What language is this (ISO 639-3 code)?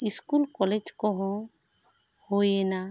sat